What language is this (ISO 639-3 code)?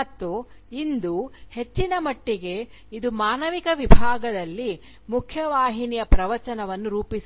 kan